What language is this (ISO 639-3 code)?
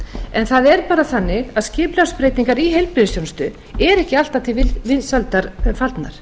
isl